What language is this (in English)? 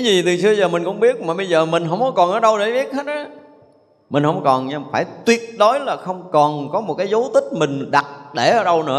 Vietnamese